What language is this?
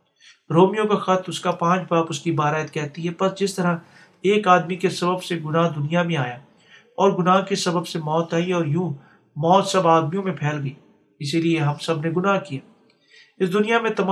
Urdu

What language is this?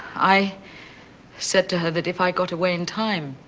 English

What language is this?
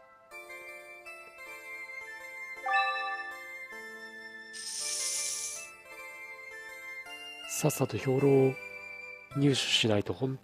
Japanese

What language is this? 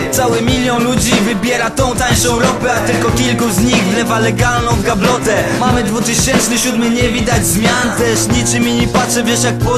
Polish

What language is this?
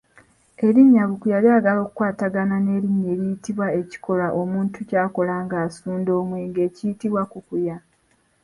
Ganda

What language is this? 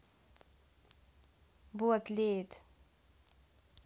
Russian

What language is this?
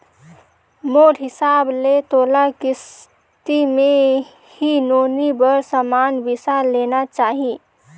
Chhattisgarhi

